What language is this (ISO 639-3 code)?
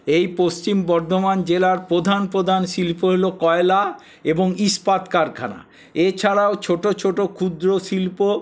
ben